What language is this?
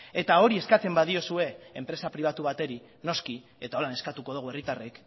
Basque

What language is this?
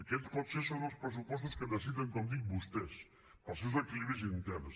Catalan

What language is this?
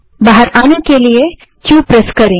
Hindi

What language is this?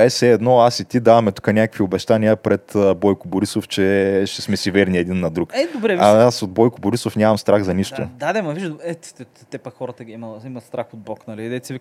Bulgarian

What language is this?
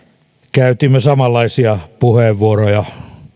Finnish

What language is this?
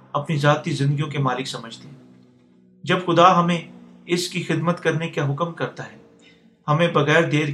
Urdu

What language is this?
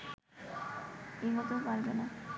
Bangla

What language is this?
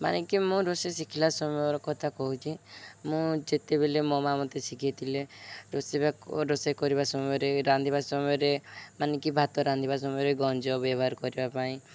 Odia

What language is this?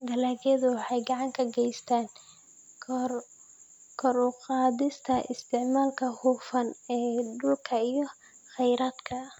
Somali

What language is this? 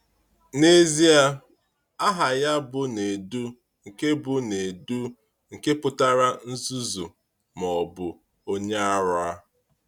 Igbo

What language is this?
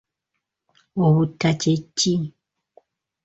Ganda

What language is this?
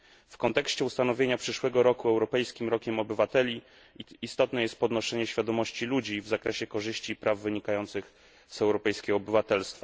Polish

